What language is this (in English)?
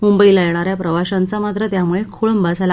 Marathi